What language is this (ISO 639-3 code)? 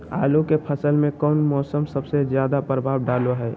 mag